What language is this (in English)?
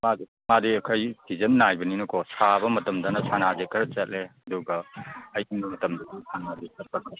Manipuri